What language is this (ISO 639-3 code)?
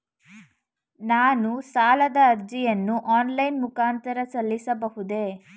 kan